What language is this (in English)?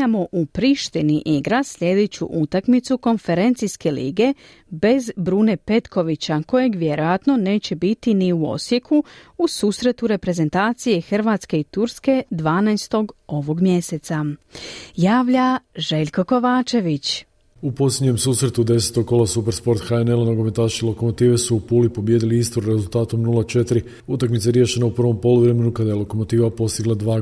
Croatian